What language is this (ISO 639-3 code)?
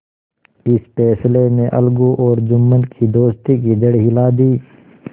hin